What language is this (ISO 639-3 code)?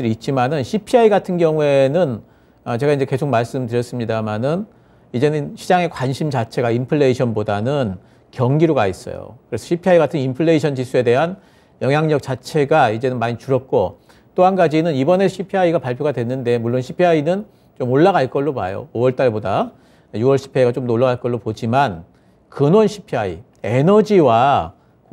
kor